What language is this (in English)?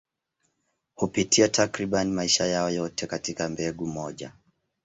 Swahili